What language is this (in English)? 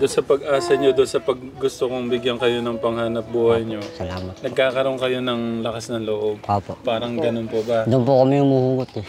Filipino